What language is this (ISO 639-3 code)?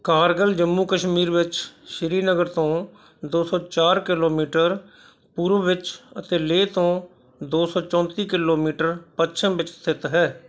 pan